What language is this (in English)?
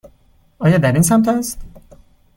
Persian